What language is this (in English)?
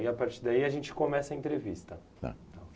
Portuguese